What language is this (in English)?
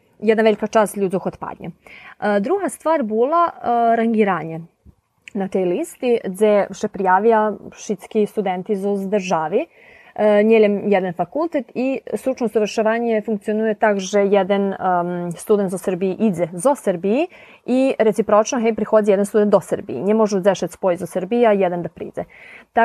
Ukrainian